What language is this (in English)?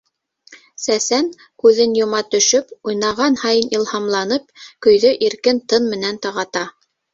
Bashkir